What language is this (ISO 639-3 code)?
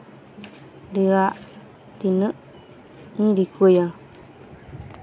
sat